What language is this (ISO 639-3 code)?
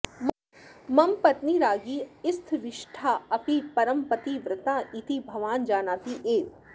san